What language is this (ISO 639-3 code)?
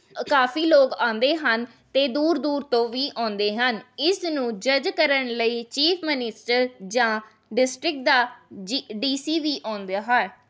pan